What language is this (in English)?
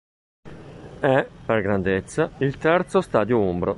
Italian